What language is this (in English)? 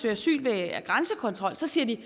Danish